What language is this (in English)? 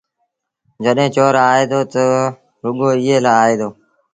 Sindhi Bhil